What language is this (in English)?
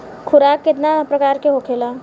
Bhojpuri